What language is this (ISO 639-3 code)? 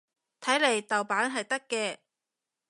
yue